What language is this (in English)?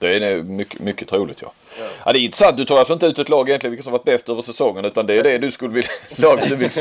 Swedish